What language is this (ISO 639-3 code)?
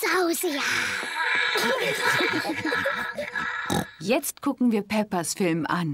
deu